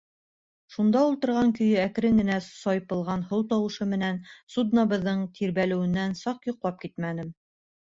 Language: Bashkir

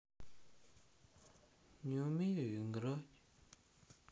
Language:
Russian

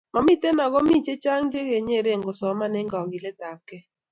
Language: Kalenjin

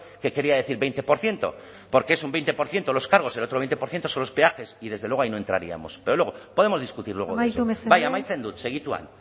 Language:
Spanish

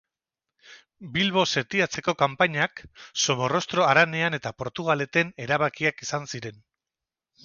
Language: Basque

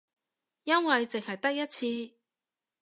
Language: Cantonese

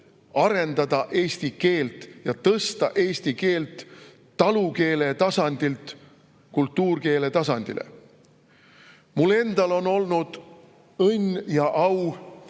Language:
Estonian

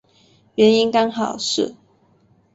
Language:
Chinese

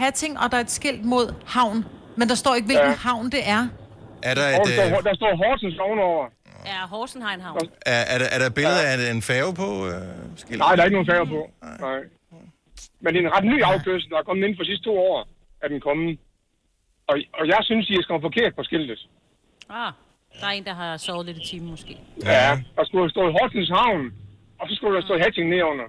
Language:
Danish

